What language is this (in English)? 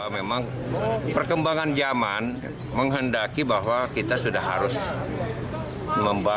Indonesian